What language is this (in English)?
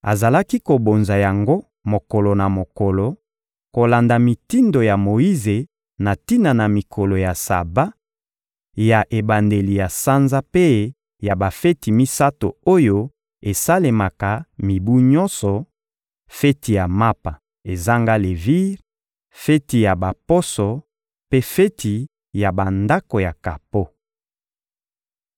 Lingala